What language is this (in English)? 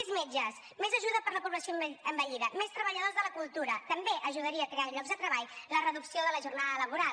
Catalan